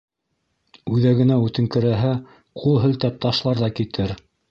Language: Bashkir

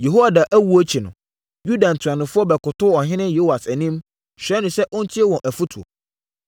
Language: Akan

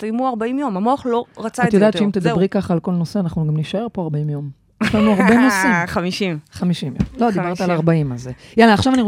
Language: Hebrew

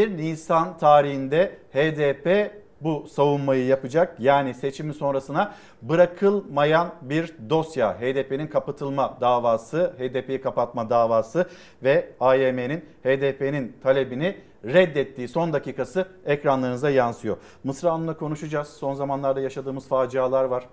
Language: Turkish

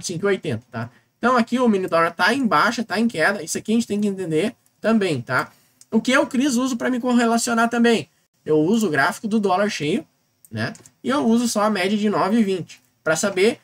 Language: Portuguese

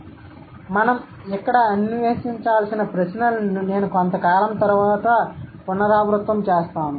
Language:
Telugu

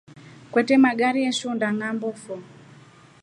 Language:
Rombo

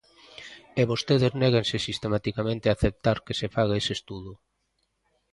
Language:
Galician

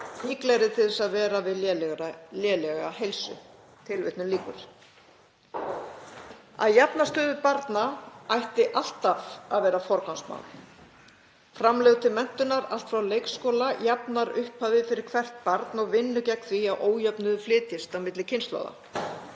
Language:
Icelandic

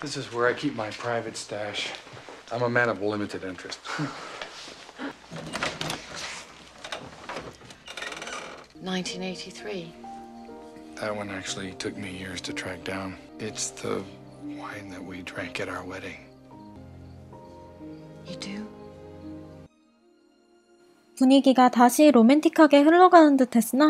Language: Korean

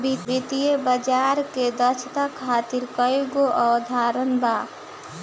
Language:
Bhojpuri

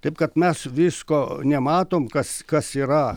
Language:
Lithuanian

